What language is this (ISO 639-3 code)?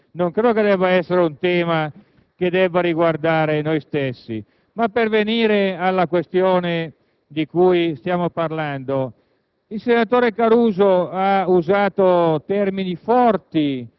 ita